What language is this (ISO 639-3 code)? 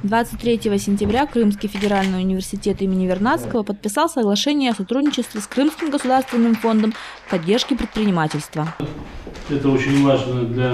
rus